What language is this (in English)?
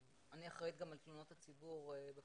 Hebrew